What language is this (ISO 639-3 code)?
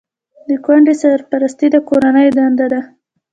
pus